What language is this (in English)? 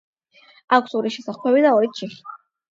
Georgian